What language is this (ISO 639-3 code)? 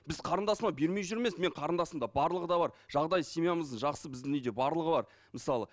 kaz